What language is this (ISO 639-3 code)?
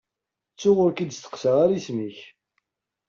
kab